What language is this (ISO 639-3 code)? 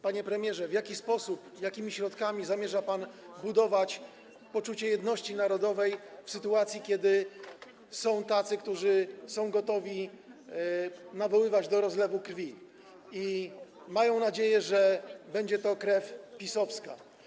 pol